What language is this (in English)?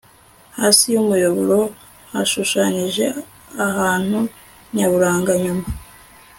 Kinyarwanda